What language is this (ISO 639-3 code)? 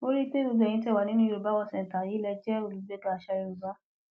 yor